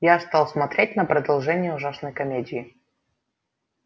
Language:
Russian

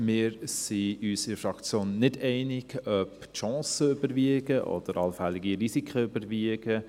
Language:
Swiss German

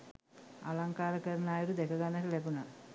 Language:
Sinhala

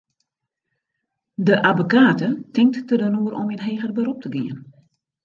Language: Western Frisian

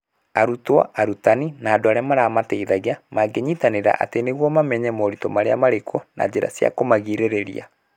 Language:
Kikuyu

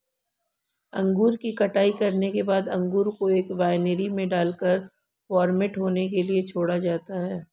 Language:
Hindi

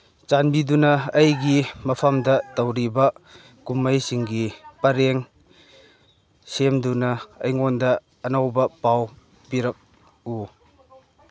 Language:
Manipuri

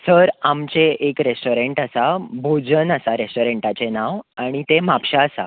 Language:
Konkani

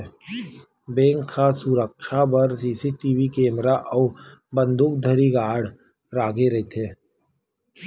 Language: Chhattisgarhi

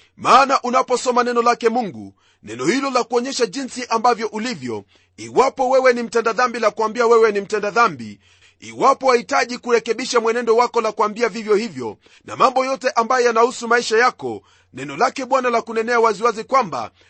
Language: Swahili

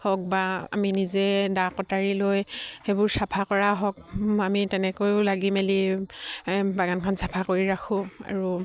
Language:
Assamese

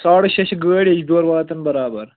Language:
Kashmiri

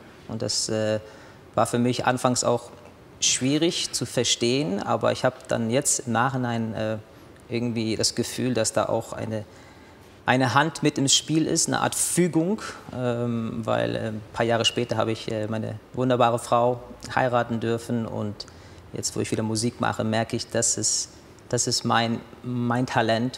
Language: German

